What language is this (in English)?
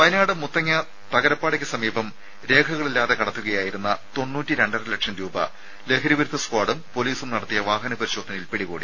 Malayalam